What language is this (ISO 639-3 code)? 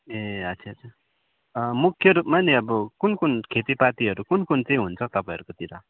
nep